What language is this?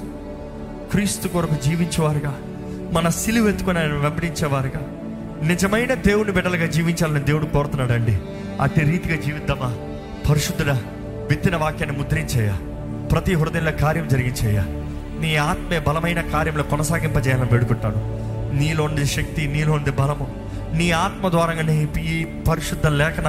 Telugu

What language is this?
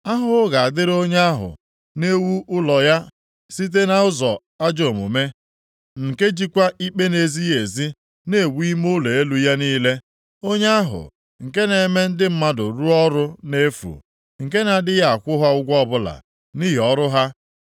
Igbo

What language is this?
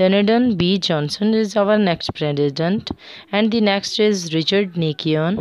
English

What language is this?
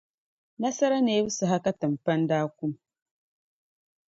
Dagbani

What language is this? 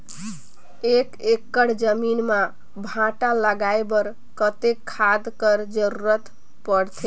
Chhattisgarhi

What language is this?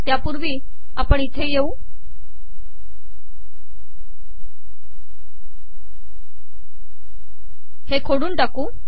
Marathi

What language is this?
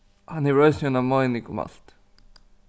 Faroese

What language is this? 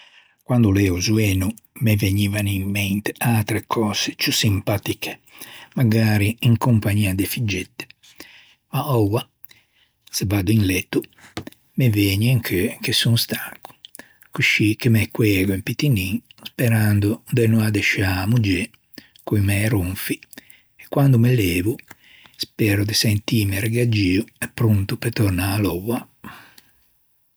Ligurian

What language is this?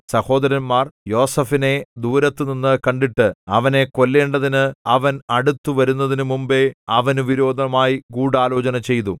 Malayalam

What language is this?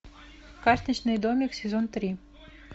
Russian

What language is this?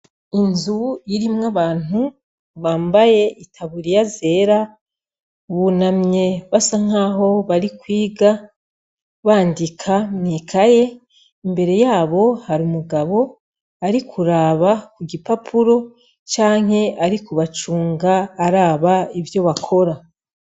Rundi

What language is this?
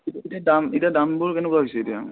Assamese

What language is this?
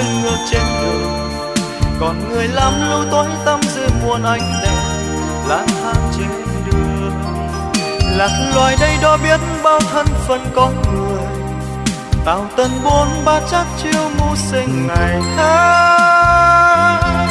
Vietnamese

